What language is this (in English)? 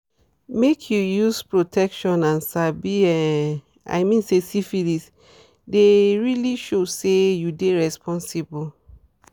Nigerian Pidgin